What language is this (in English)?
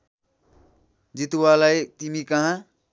Nepali